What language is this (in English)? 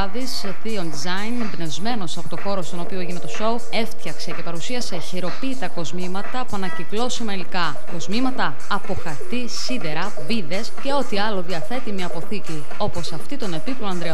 Greek